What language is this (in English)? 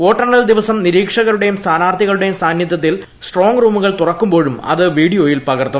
Malayalam